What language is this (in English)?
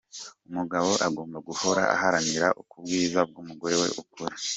Kinyarwanda